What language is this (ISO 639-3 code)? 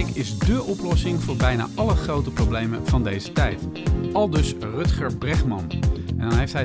nld